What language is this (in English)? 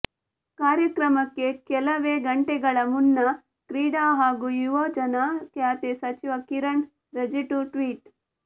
Kannada